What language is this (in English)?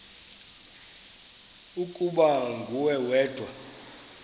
Xhosa